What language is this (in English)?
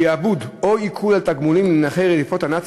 Hebrew